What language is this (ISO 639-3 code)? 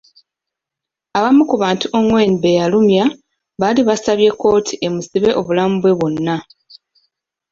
lug